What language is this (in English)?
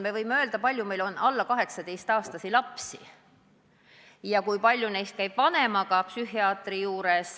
Estonian